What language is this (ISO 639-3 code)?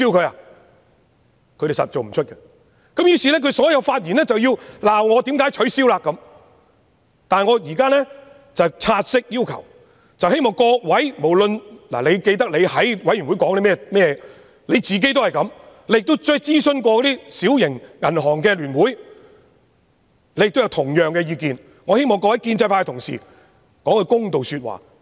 yue